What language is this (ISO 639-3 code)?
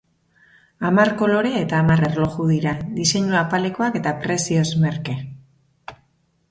eus